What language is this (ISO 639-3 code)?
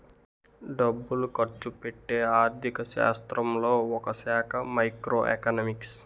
tel